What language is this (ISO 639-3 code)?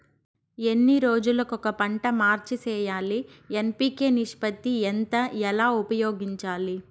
tel